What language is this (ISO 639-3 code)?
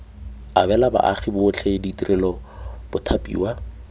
tsn